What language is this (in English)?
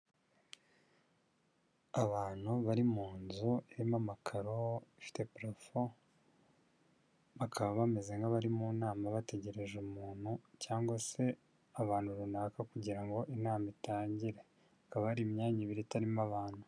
Kinyarwanda